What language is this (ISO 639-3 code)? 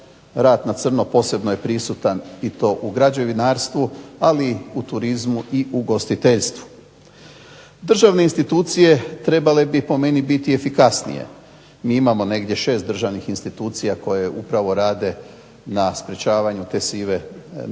hrv